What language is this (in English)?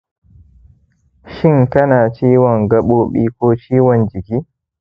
Hausa